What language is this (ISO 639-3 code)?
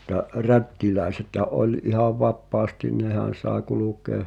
fin